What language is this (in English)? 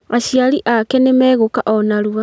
Kikuyu